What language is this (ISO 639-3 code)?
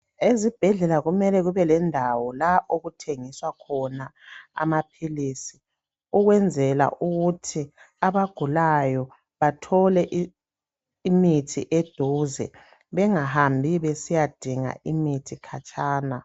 nde